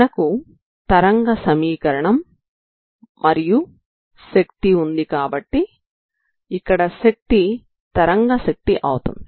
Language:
Telugu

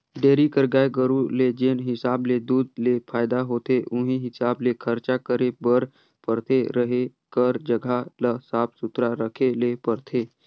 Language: Chhattisgarhi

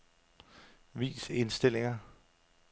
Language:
Danish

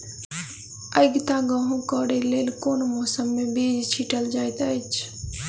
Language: Maithili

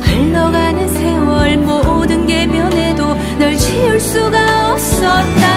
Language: Korean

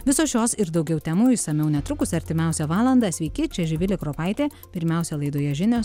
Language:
Lithuanian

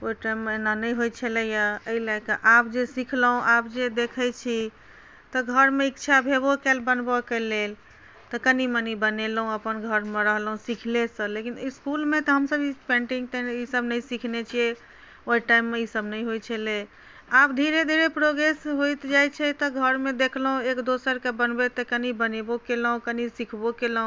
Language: Maithili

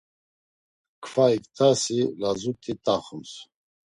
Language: Laz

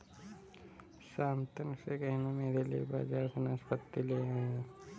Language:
Hindi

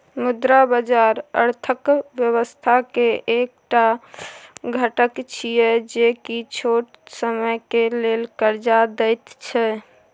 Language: Maithili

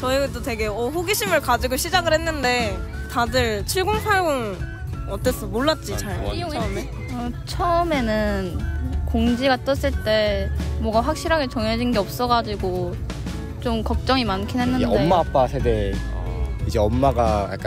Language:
Korean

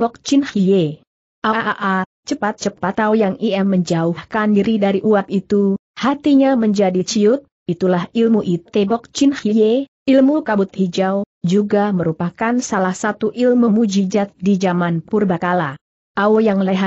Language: Indonesian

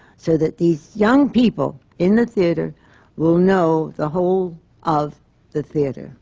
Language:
English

